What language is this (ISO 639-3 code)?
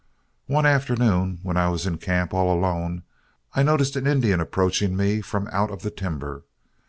eng